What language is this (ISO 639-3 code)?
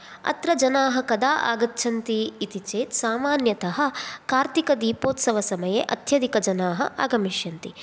san